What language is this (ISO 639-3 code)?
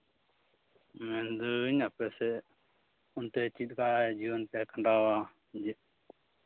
sat